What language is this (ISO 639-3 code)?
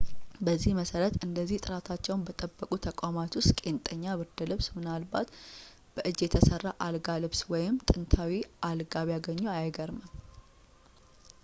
amh